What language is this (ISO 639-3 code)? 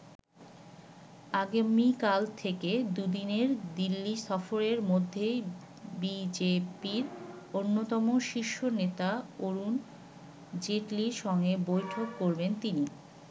ben